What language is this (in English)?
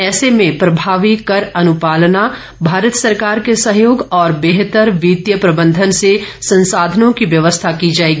Hindi